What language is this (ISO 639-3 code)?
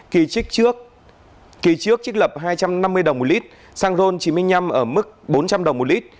vie